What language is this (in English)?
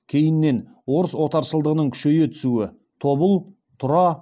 Kazakh